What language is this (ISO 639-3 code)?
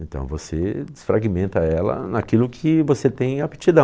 por